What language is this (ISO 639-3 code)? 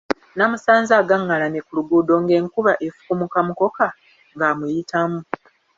lug